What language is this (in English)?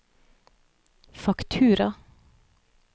Norwegian